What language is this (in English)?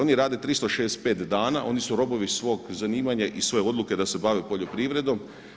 Croatian